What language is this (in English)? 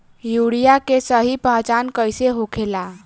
Bhojpuri